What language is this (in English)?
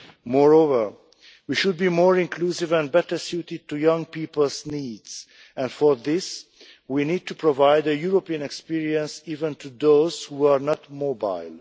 English